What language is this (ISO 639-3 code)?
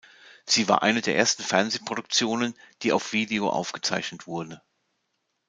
deu